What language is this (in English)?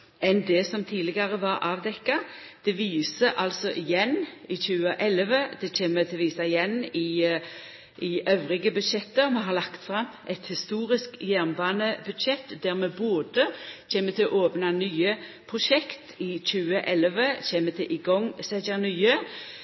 Norwegian Nynorsk